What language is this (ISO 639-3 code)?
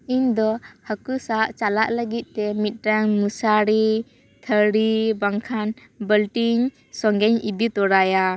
sat